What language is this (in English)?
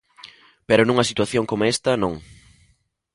Galician